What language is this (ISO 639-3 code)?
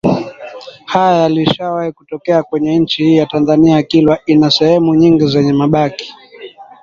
swa